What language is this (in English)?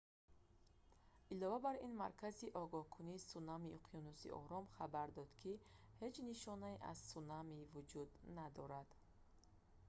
Tajik